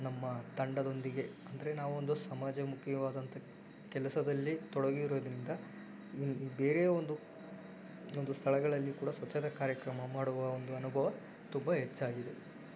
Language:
Kannada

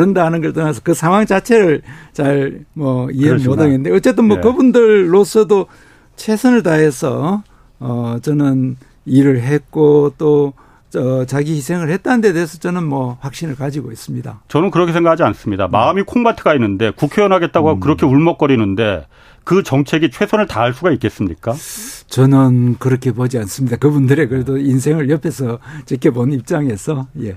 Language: Korean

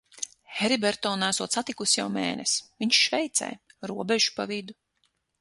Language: Latvian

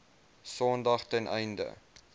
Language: Afrikaans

